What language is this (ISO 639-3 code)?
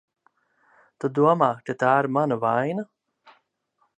lav